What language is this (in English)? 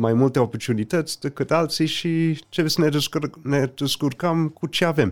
Romanian